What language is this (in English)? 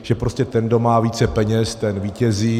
Czech